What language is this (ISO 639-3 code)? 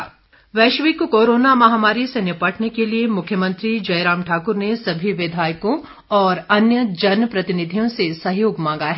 hin